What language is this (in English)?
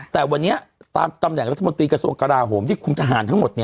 Thai